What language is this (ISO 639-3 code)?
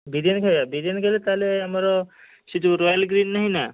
ori